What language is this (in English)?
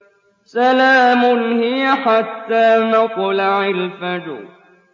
Arabic